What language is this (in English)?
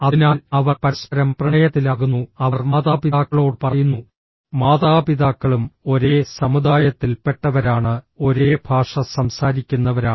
Malayalam